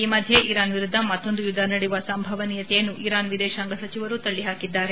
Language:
Kannada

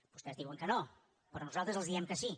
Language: Catalan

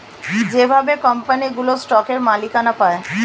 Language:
Bangla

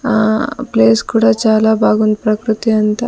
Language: Telugu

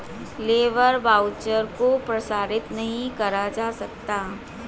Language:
Hindi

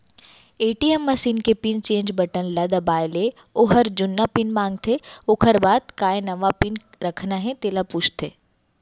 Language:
Chhattisgarhi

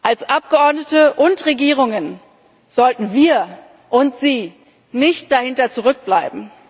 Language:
German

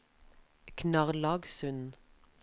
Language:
Norwegian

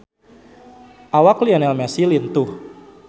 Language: Sundanese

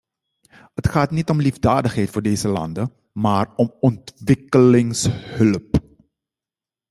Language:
Dutch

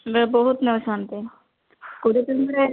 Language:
Odia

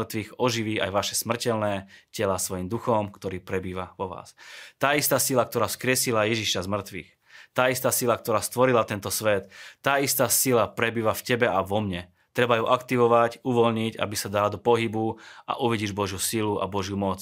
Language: Slovak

